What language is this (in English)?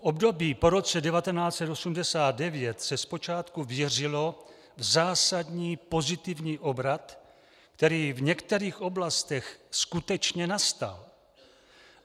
Czech